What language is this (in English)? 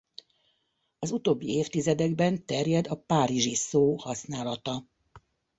Hungarian